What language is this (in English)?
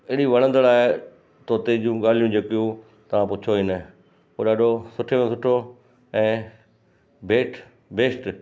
Sindhi